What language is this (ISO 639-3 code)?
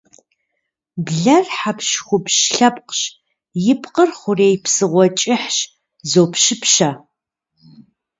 kbd